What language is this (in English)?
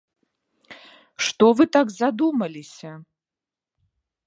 Belarusian